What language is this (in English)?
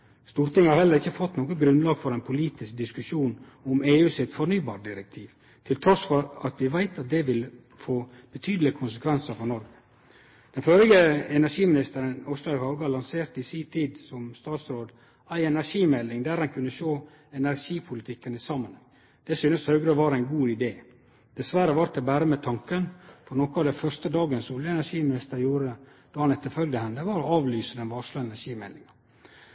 Norwegian Nynorsk